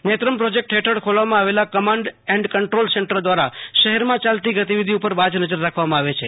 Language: Gujarati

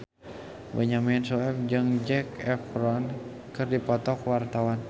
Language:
Sundanese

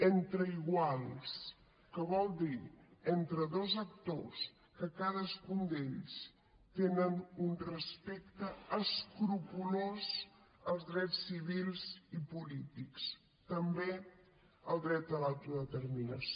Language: Catalan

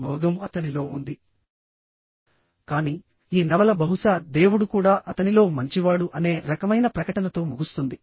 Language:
Telugu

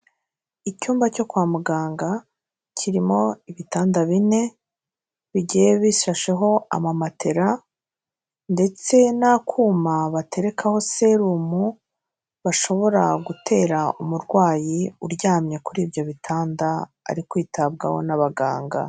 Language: Kinyarwanda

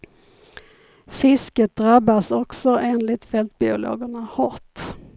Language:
Swedish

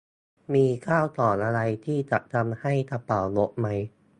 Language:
Thai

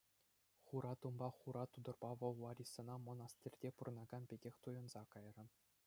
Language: Chuvash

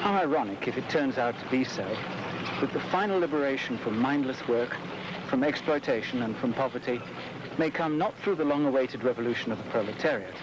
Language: English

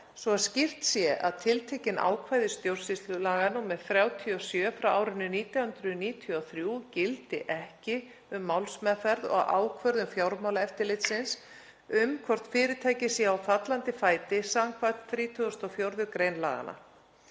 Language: Icelandic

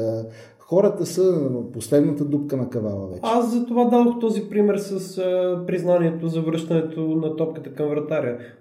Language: Bulgarian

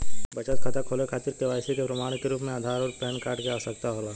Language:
Bhojpuri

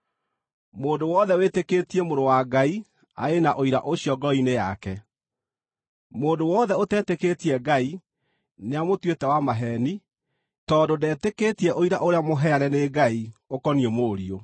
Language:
Kikuyu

